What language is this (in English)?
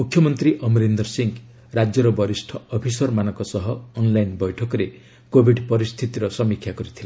Odia